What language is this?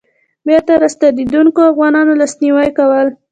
Pashto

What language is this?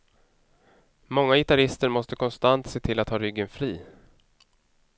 Swedish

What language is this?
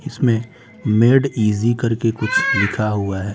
Hindi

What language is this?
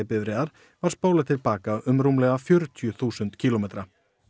Icelandic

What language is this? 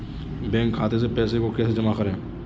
Hindi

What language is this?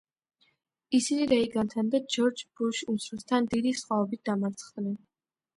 Georgian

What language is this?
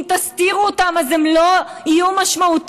Hebrew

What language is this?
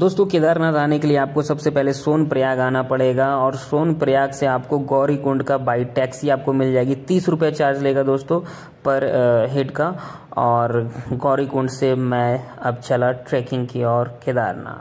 Hindi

